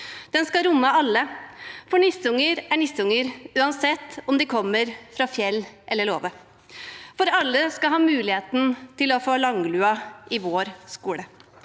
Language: Norwegian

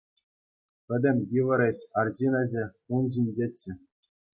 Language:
Chuvash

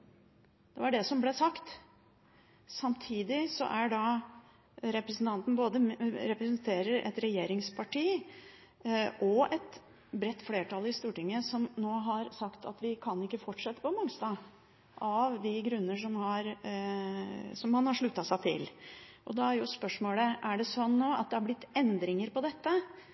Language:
Norwegian Bokmål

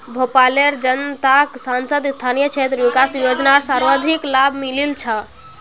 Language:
Magahi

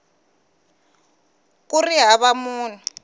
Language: Tsonga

